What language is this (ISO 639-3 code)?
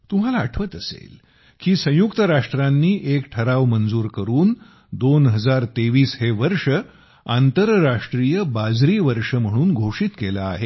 mar